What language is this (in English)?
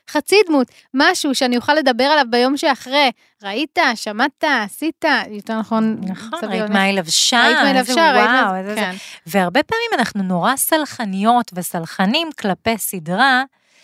Hebrew